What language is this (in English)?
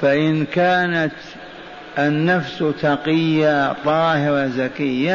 Arabic